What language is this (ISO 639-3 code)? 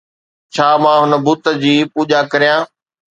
snd